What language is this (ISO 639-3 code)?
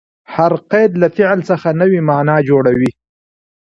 pus